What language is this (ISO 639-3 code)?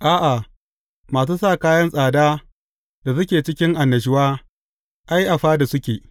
hau